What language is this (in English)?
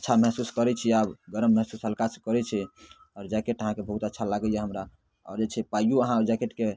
Maithili